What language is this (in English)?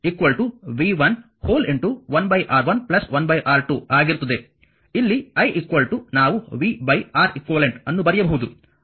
Kannada